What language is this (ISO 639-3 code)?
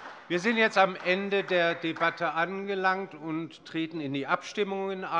deu